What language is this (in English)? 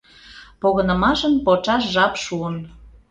Mari